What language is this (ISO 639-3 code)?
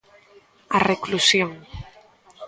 glg